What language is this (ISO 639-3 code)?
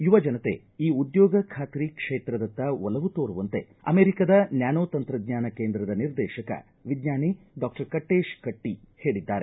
kan